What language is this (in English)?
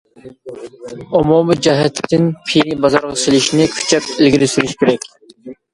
Uyghur